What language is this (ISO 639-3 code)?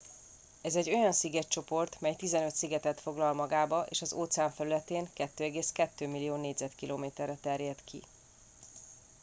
hun